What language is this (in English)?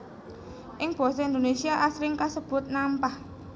Javanese